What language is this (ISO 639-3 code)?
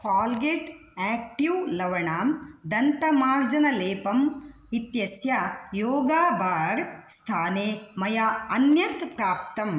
san